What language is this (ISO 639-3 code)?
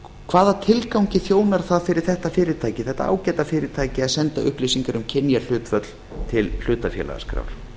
isl